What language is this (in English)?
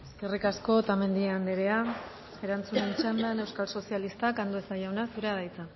Basque